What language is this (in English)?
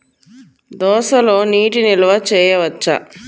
Telugu